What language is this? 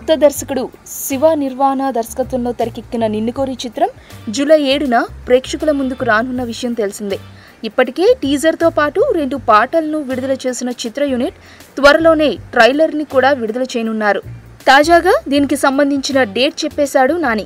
Arabic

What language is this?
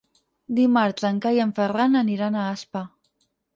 Catalan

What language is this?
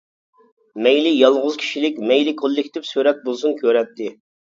Uyghur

